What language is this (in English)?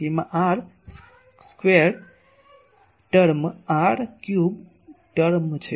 Gujarati